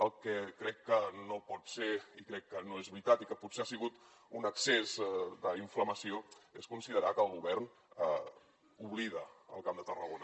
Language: Catalan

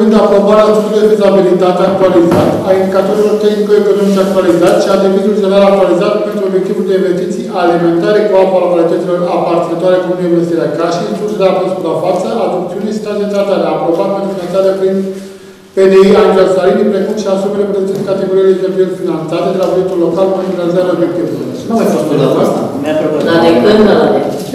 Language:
Romanian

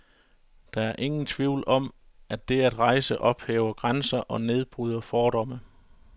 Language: Danish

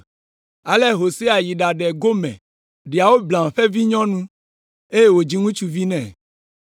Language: Ewe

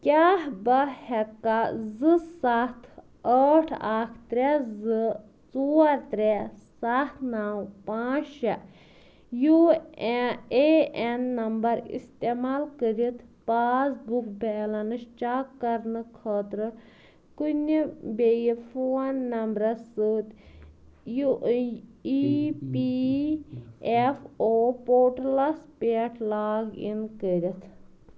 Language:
Kashmiri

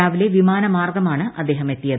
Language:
Malayalam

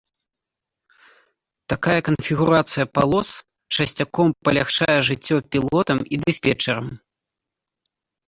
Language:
Belarusian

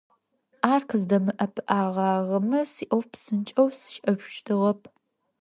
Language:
Adyghe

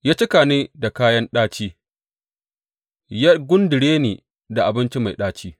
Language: Hausa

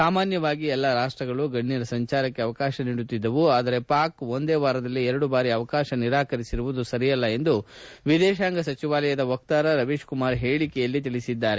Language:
Kannada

